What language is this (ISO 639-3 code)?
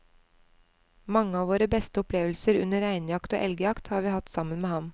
nor